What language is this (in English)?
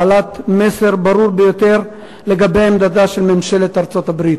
Hebrew